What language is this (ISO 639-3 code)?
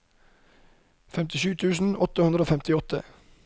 nor